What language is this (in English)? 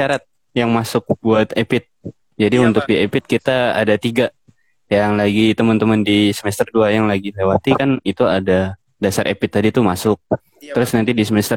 Indonesian